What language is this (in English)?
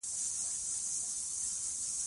Pashto